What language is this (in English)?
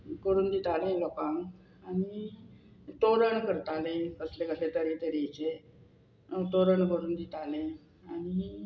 Konkani